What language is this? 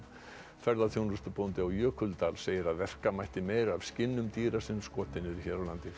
Icelandic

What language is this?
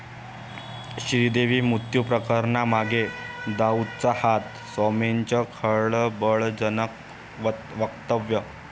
Marathi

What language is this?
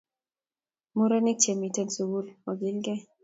Kalenjin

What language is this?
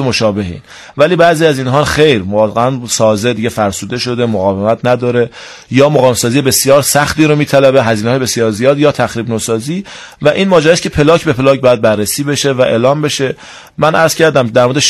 Persian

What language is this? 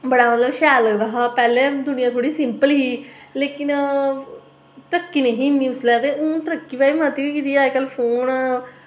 Dogri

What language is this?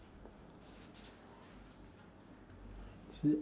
English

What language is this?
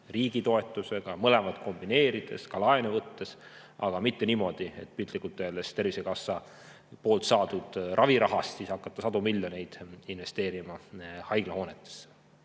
Estonian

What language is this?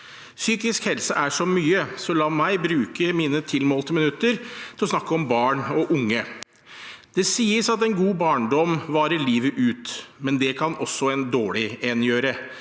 Norwegian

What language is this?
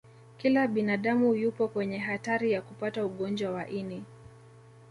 Swahili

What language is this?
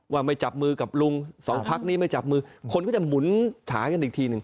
Thai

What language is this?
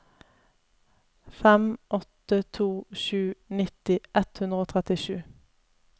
Norwegian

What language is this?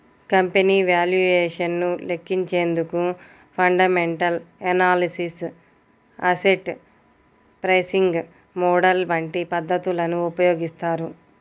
Telugu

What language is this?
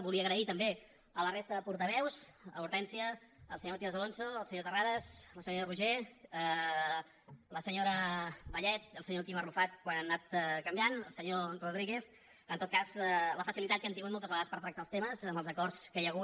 Catalan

